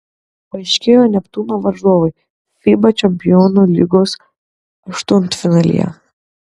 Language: Lithuanian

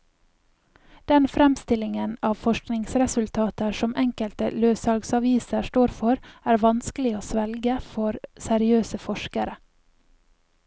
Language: Norwegian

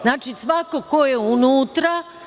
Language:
Serbian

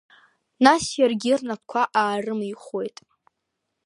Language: Abkhazian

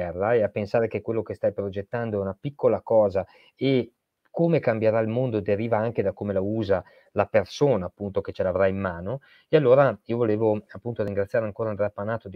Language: Italian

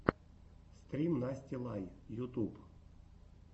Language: Russian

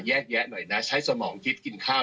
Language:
Thai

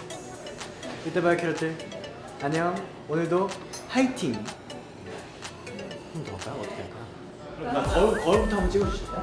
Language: Korean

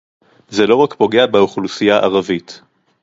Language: Hebrew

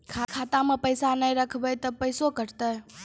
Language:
Maithili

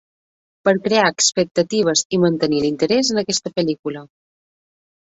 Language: Catalan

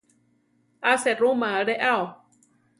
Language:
Central Tarahumara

